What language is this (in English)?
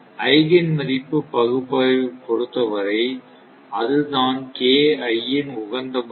Tamil